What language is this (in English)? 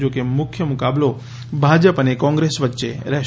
Gujarati